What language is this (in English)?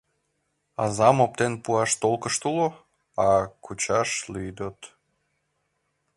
Mari